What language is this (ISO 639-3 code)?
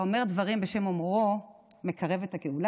heb